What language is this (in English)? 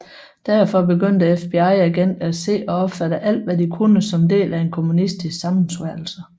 Danish